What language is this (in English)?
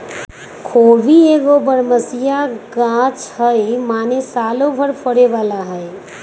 Magahi